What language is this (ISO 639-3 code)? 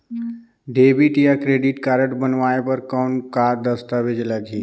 hne